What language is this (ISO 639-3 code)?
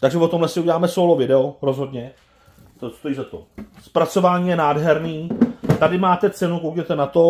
ces